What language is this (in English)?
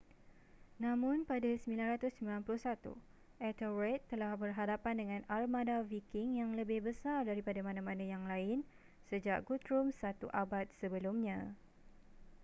Malay